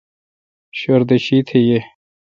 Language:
Kalkoti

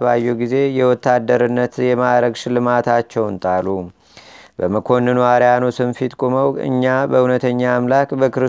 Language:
Amharic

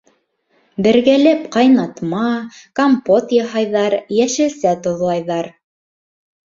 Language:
Bashkir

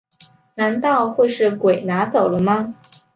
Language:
Chinese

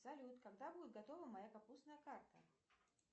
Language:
Russian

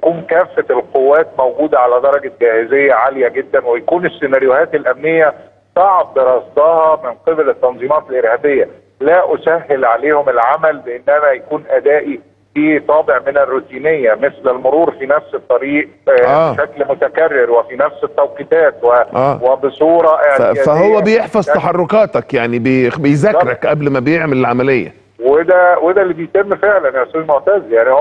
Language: Arabic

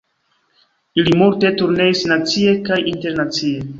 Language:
Esperanto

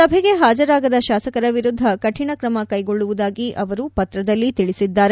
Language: Kannada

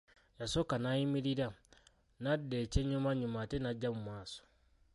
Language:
Ganda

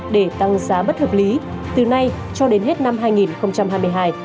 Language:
Vietnamese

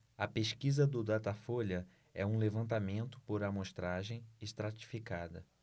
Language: Portuguese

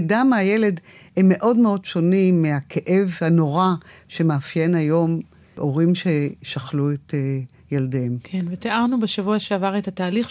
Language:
Hebrew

